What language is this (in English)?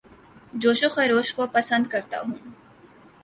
Urdu